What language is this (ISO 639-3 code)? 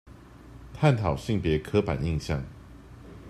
zho